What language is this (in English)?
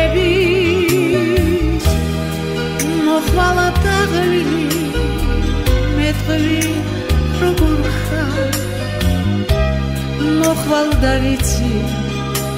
Romanian